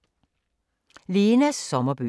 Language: Danish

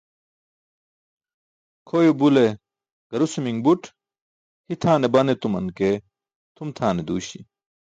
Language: Burushaski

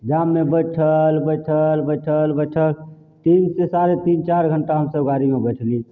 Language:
Maithili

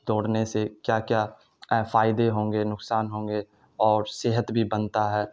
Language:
Urdu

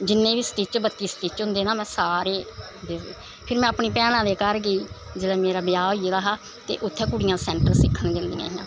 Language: Dogri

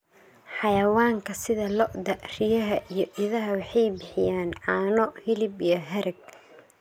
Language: Somali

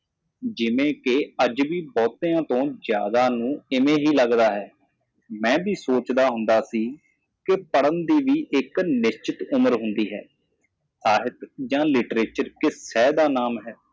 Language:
Punjabi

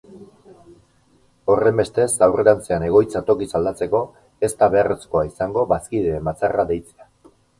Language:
Basque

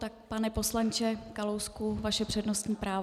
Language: Czech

